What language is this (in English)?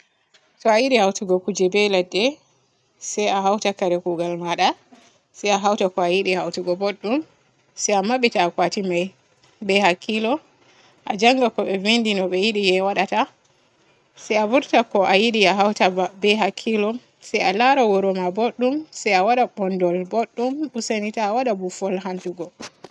Borgu Fulfulde